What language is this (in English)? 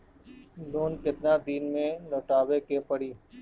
Bhojpuri